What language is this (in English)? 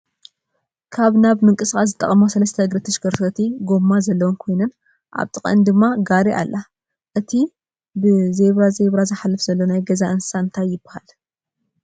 Tigrinya